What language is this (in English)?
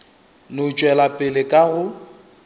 Northern Sotho